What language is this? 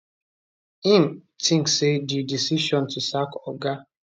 Nigerian Pidgin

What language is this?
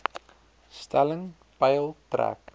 Afrikaans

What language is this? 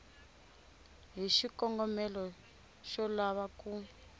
Tsonga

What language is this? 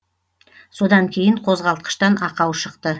Kazakh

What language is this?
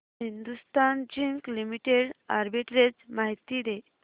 Marathi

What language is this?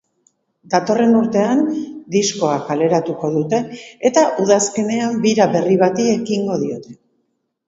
Basque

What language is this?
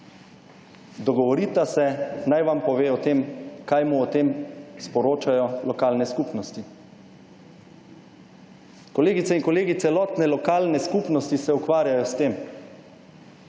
Slovenian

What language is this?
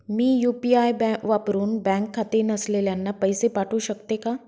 Marathi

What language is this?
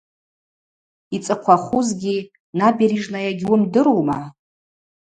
Abaza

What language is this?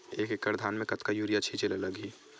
Chhattisgarhi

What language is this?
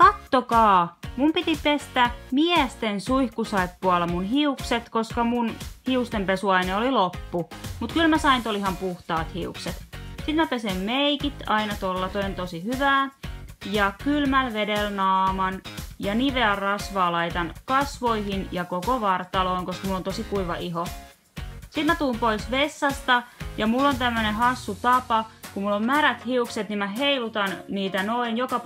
Finnish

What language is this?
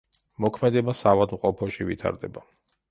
Georgian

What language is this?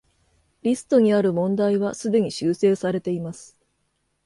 Japanese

